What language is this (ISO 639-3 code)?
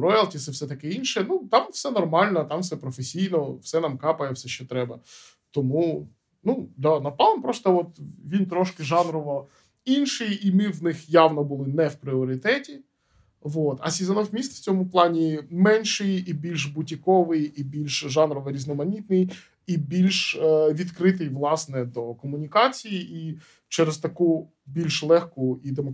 ukr